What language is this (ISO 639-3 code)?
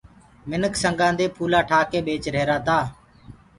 ggg